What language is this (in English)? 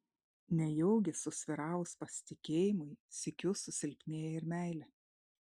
Lithuanian